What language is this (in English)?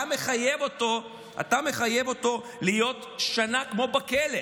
Hebrew